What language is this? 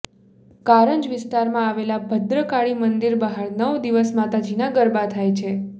Gujarati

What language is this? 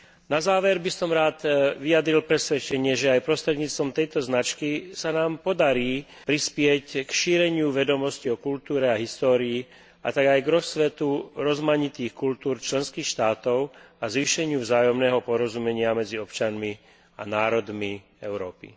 Slovak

